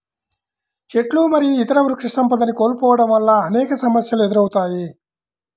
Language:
Telugu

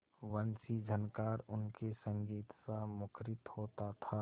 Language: Hindi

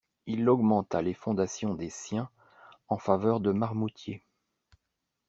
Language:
French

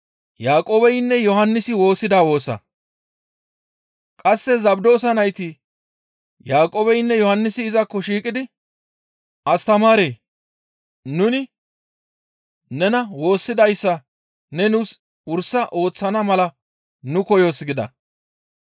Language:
Gamo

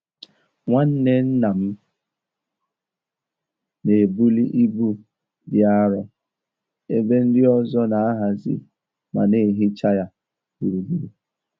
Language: Igbo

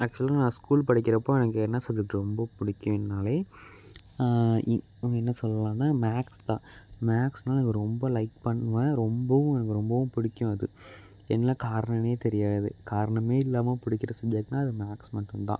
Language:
Tamil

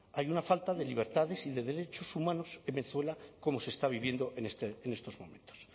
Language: Spanish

